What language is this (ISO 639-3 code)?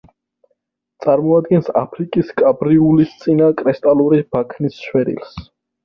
kat